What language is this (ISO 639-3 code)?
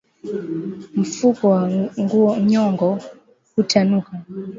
swa